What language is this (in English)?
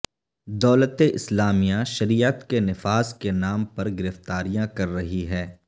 Urdu